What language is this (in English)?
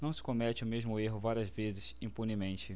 Portuguese